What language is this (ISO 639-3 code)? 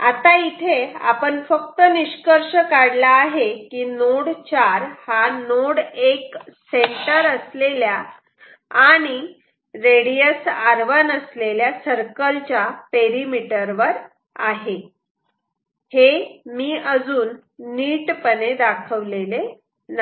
mar